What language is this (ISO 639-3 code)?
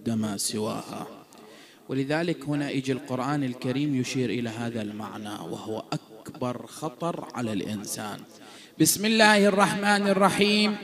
ara